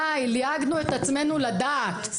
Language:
Hebrew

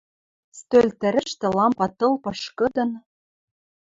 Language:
Western Mari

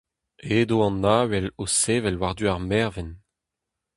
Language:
Breton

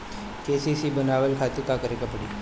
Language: Bhojpuri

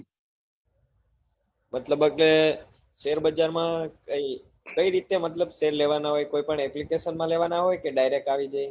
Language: Gujarati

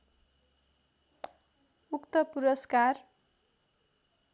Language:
Nepali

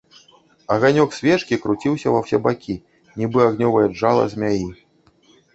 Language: Belarusian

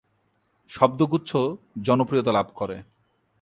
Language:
Bangla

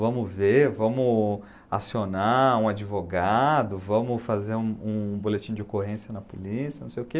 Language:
Portuguese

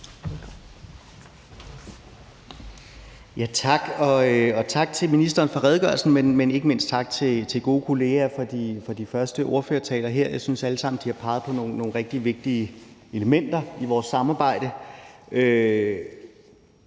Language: Danish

